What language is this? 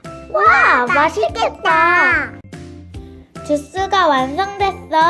Korean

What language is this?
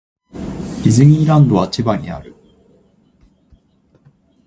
Japanese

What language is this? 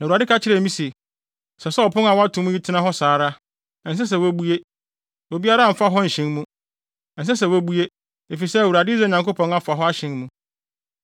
Akan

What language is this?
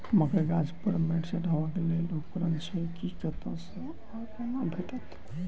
Maithili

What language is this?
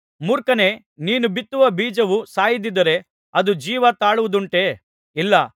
Kannada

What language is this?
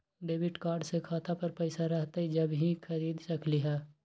Magahi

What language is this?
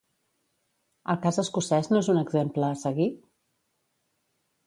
Catalan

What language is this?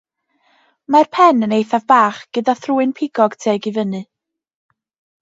Welsh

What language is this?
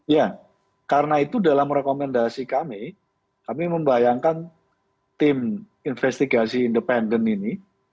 Indonesian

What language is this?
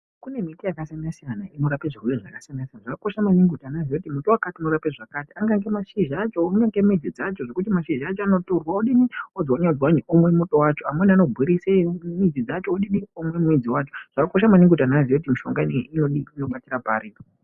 Ndau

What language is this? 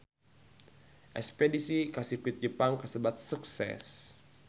Sundanese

